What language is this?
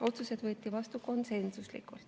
Estonian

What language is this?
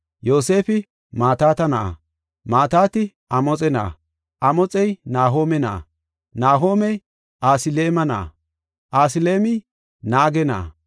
Gofa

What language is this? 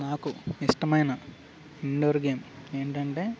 Telugu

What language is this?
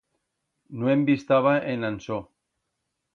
Aragonese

